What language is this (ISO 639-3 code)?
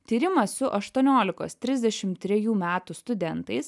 lit